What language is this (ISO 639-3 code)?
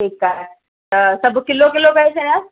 snd